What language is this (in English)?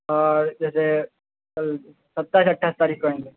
Urdu